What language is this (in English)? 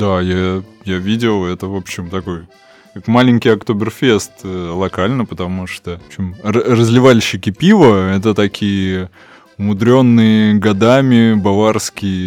Russian